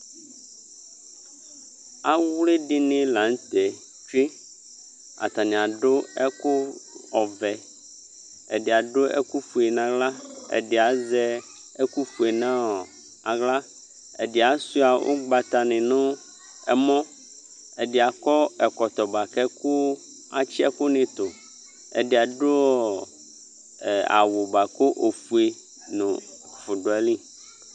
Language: Ikposo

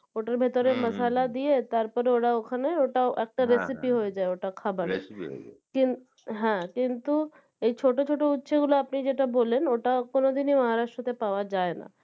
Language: Bangla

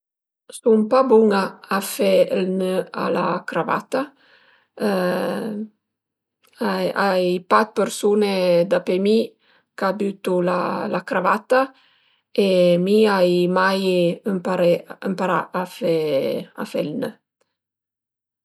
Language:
Piedmontese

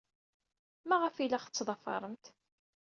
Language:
Kabyle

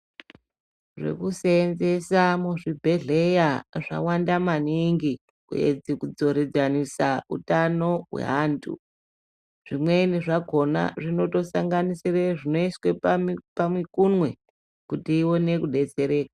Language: Ndau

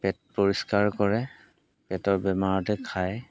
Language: Assamese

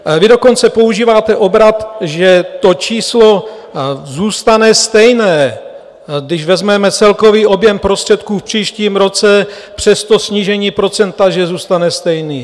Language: Czech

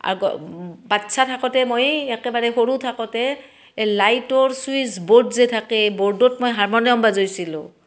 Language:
Assamese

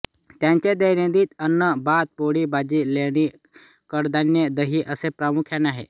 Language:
Marathi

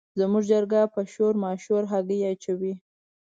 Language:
Pashto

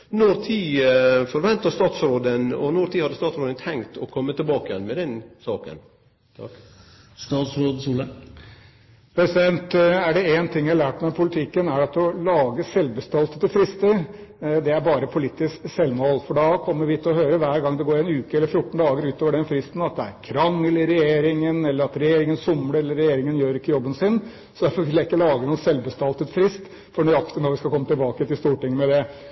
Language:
Norwegian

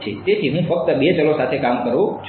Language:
Gujarati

